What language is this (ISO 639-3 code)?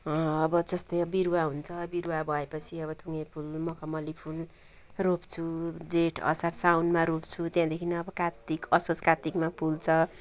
nep